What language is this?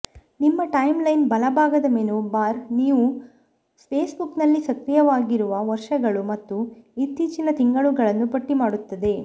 Kannada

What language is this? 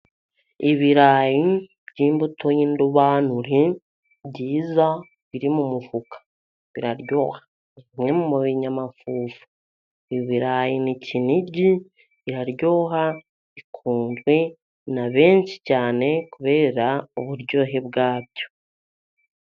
Kinyarwanda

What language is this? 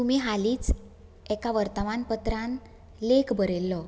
Konkani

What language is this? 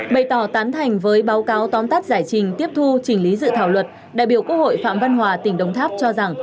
Vietnamese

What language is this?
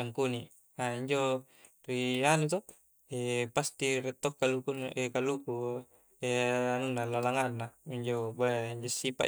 Coastal Konjo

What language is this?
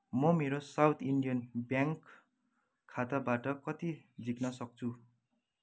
Nepali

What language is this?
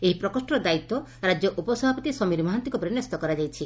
Odia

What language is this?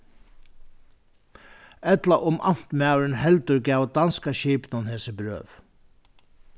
Faroese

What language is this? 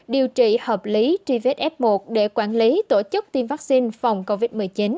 Vietnamese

